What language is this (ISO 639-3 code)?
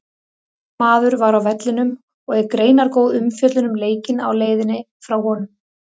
isl